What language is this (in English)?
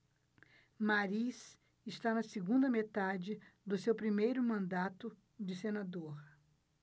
Portuguese